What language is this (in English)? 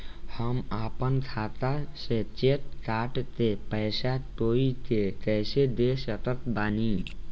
Bhojpuri